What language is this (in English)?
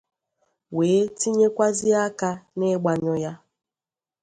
Igbo